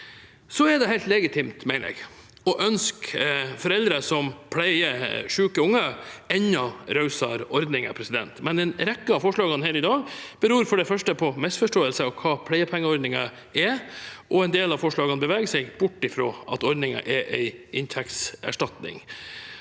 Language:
Norwegian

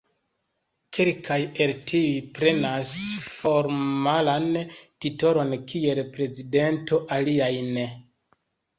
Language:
Esperanto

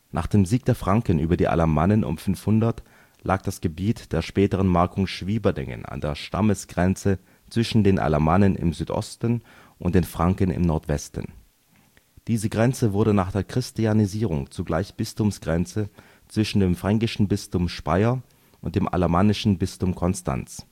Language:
German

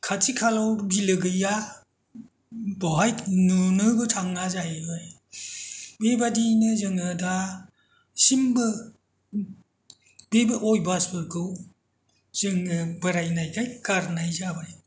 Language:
Bodo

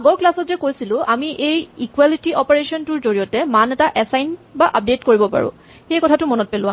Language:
Assamese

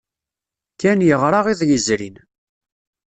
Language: Kabyle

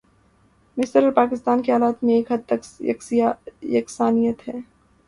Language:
Urdu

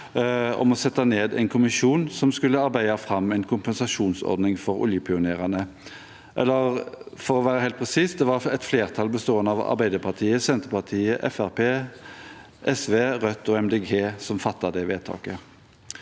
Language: Norwegian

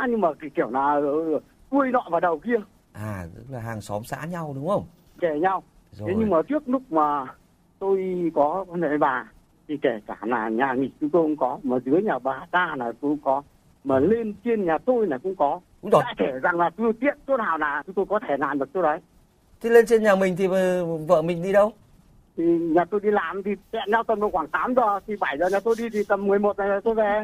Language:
Vietnamese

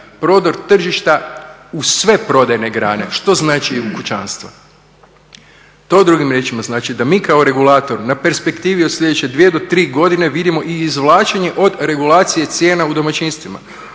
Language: Croatian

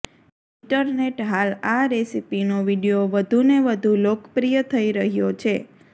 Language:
Gujarati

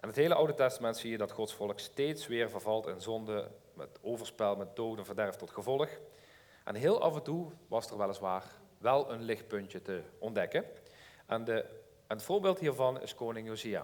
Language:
Dutch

